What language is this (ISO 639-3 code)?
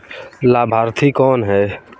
hin